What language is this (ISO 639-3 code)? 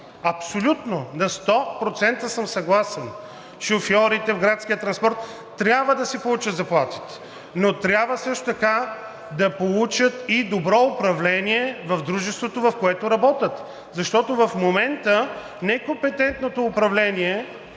bul